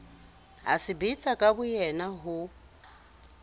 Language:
Southern Sotho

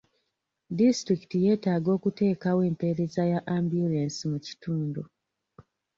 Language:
Ganda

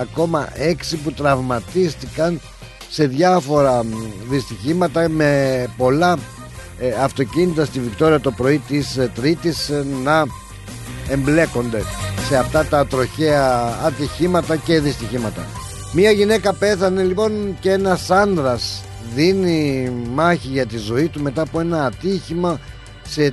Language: Greek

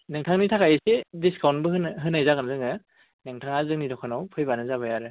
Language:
Bodo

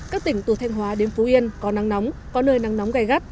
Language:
Vietnamese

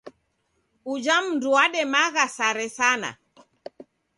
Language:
Taita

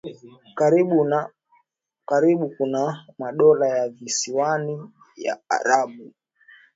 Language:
Swahili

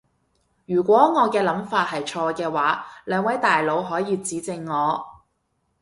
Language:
Cantonese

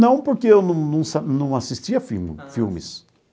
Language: Portuguese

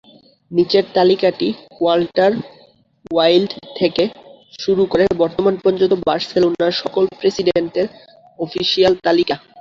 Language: Bangla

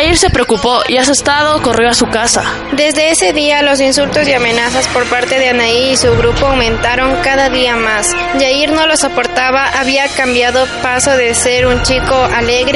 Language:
Spanish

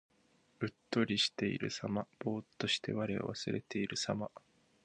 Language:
Japanese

